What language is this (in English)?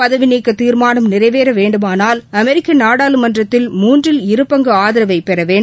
Tamil